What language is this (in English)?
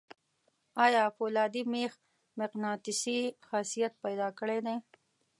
Pashto